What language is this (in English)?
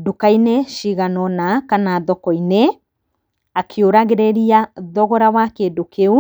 Kikuyu